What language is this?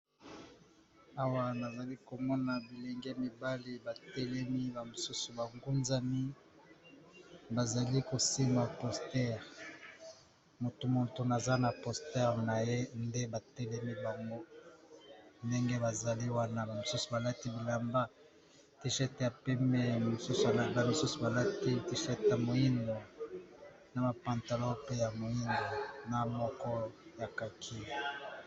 Lingala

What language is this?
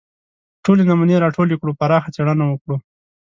Pashto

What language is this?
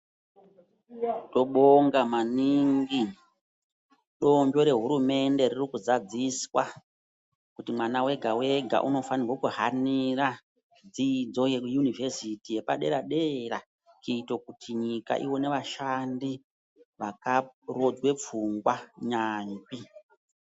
Ndau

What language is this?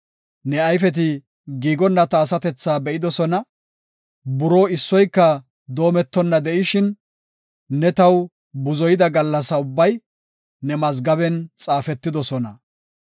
Gofa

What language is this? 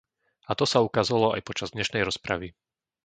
Slovak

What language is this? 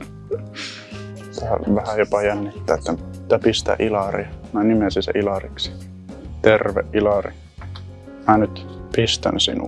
Finnish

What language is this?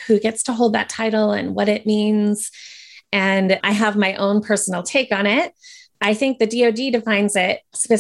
English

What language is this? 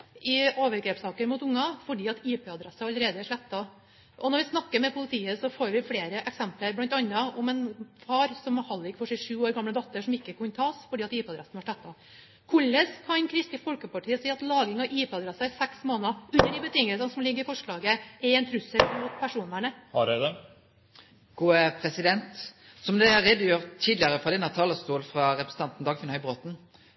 Norwegian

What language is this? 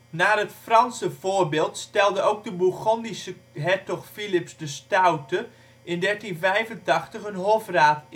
Dutch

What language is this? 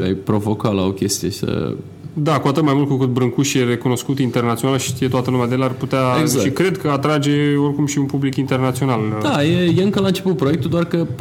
Romanian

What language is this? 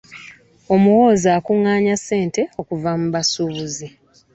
Ganda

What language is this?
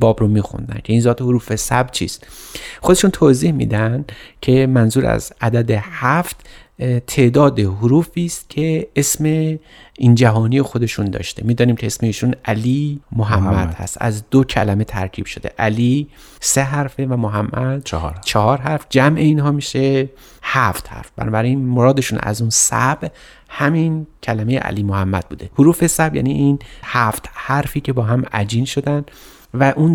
Persian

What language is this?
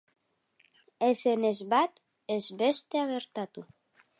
Basque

